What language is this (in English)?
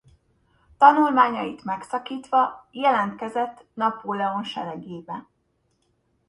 Hungarian